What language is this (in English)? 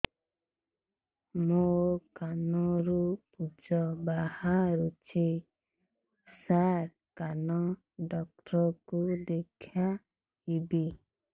Odia